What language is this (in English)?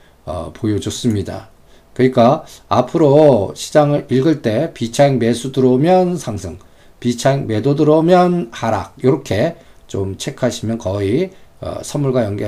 Korean